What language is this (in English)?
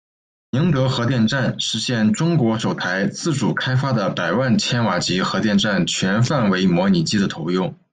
Chinese